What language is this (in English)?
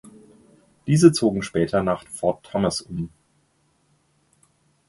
German